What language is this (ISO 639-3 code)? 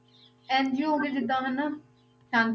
pan